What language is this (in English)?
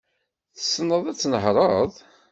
Kabyle